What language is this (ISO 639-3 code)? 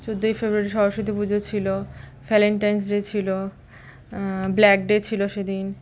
ben